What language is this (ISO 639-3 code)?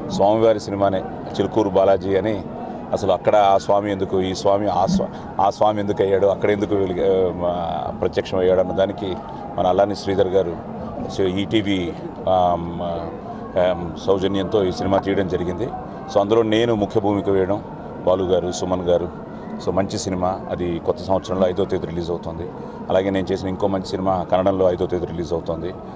nld